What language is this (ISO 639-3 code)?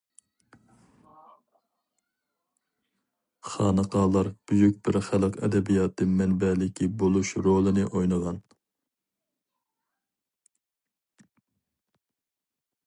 uig